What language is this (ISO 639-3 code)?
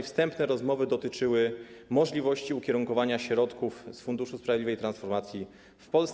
pol